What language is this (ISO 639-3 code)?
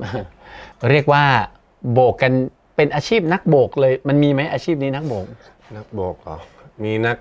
tha